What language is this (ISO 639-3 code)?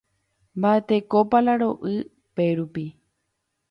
grn